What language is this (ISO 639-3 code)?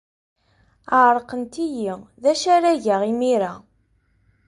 kab